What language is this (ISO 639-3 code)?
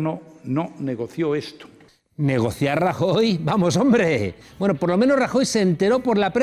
spa